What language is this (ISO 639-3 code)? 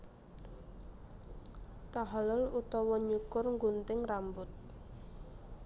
jav